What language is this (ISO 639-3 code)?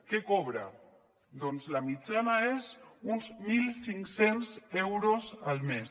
cat